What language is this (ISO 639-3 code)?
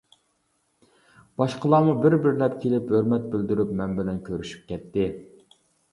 uig